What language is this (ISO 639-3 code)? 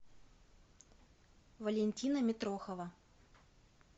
rus